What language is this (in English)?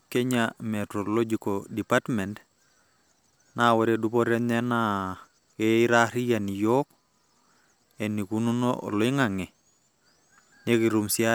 Masai